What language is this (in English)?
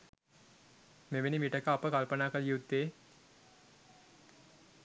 Sinhala